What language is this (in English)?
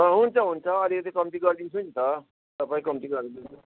Nepali